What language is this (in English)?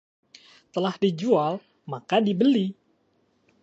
Indonesian